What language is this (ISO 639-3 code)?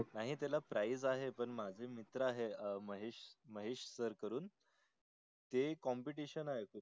mar